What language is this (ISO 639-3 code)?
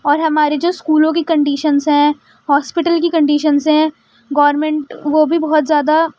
urd